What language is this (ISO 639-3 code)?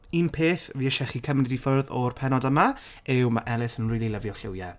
cym